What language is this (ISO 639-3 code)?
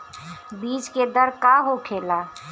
bho